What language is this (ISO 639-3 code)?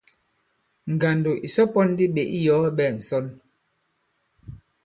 abb